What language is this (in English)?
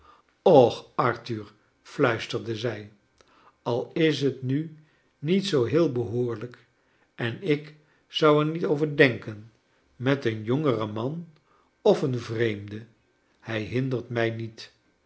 Dutch